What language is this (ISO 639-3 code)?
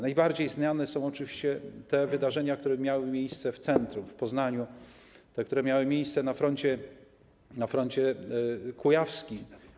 pol